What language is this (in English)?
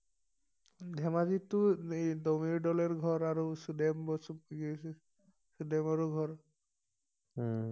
Assamese